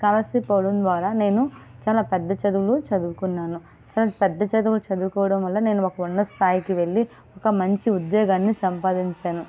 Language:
Telugu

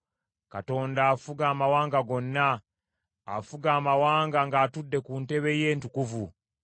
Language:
Ganda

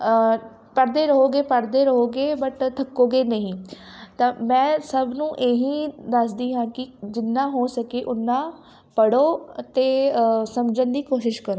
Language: Punjabi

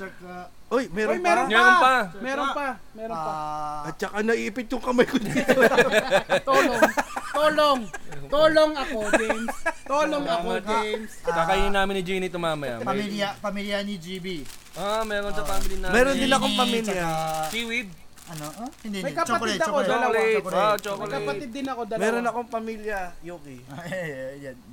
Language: Filipino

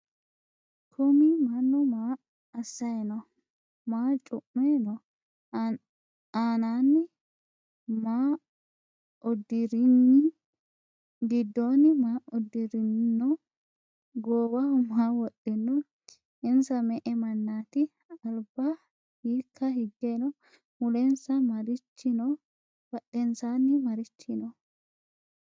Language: Sidamo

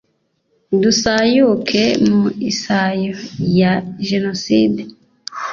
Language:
Kinyarwanda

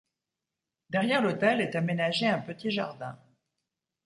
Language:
French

